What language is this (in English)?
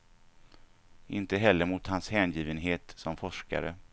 Swedish